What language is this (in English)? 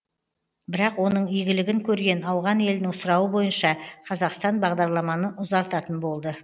Kazakh